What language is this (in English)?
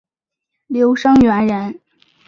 Chinese